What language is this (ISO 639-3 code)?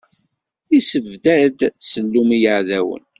kab